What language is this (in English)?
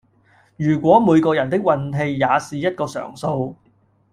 Cantonese